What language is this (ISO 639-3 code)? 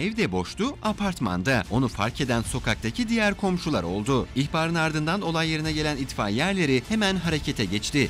tur